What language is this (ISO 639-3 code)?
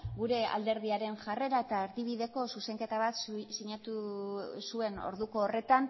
eus